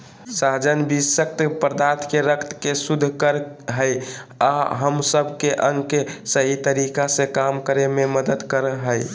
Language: Magahi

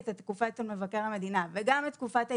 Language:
Hebrew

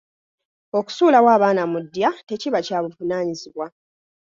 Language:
Ganda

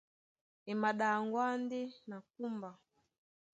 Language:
Duala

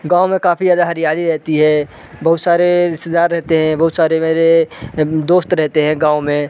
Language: Hindi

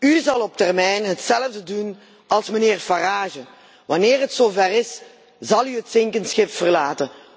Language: Dutch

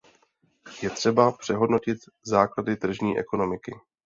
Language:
Czech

